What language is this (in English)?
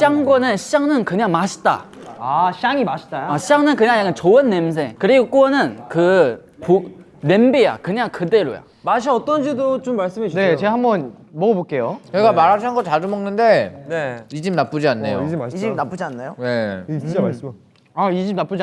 Korean